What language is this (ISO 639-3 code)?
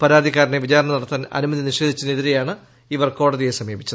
mal